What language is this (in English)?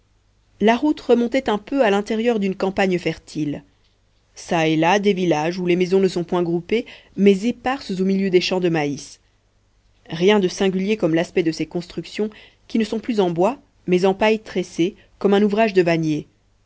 French